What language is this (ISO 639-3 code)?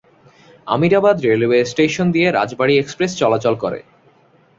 ben